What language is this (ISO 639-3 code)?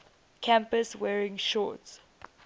eng